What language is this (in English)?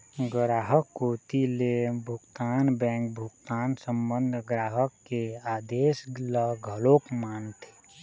Chhattisgarhi